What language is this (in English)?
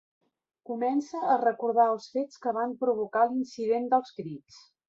Catalan